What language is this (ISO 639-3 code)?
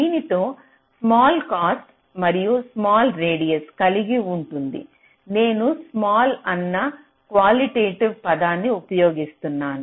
tel